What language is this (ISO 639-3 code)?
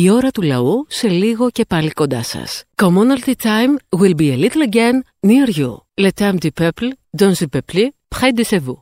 ell